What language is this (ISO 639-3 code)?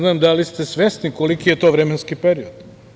srp